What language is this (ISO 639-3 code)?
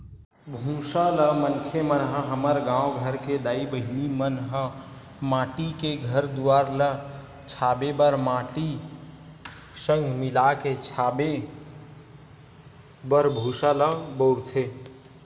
hne